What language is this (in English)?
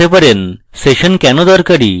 Bangla